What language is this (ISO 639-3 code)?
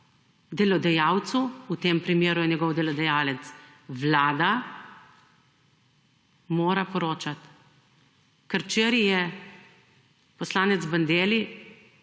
slv